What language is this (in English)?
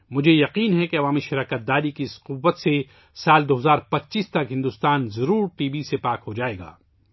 Urdu